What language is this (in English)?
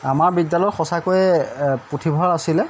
Assamese